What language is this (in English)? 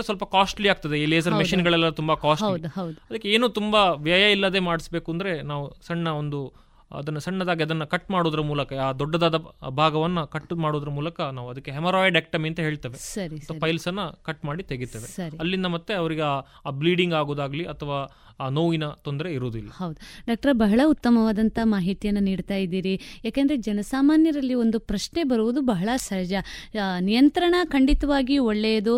Kannada